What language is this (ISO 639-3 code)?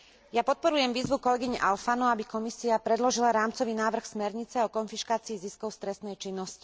slk